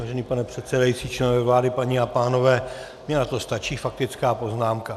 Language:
Czech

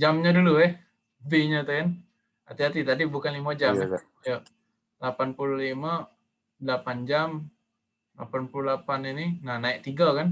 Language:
Indonesian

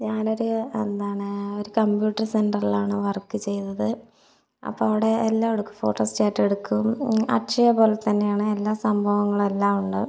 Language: Malayalam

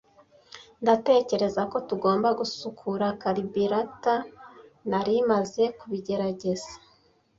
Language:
Kinyarwanda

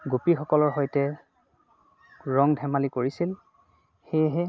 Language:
Assamese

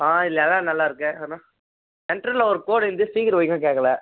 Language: Tamil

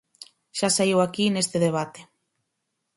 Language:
Galician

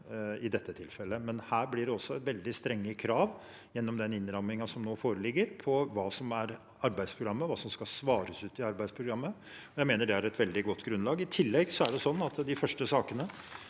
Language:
Norwegian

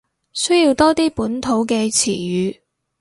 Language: Cantonese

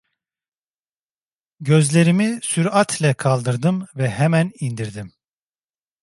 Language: Turkish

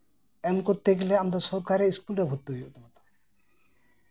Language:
Santali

